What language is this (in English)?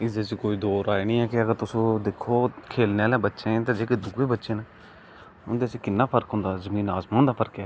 Dogri